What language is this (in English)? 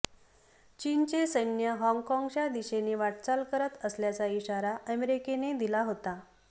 Marathi